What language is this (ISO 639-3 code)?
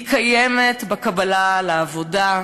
heb